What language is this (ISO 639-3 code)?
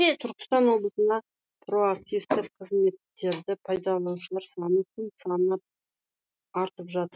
kaz